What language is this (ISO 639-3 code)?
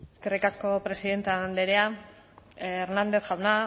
eus